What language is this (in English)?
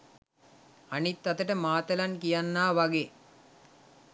Sinhala